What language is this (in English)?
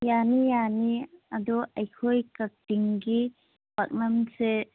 Manipuri